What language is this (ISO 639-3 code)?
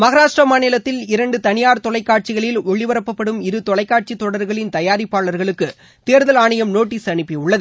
tam